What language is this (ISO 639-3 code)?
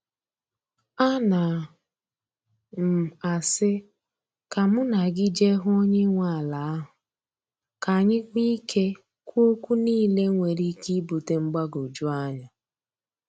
ibo